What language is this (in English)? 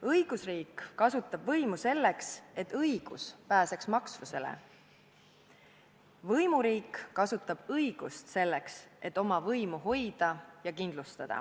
Estonian